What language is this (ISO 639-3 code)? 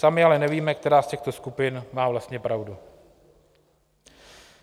ces